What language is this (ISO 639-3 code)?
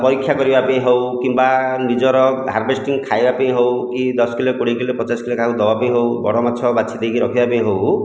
ori